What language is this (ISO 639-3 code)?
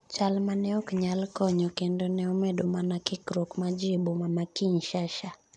luo